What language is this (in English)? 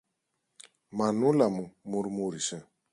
Greek